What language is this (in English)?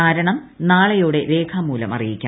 Malayalam